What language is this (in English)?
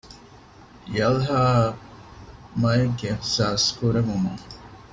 Divehi